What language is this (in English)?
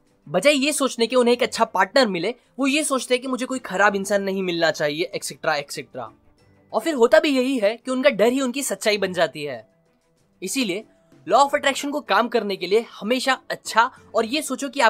Hindi